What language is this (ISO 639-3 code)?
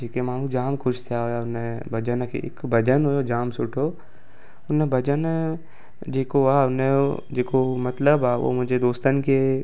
snd